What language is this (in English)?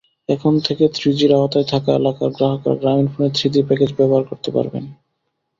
Bangla